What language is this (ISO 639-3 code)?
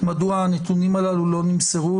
heb